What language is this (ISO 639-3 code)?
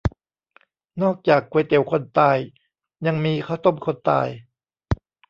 tha